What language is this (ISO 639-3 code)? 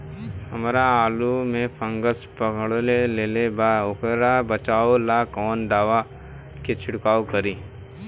bho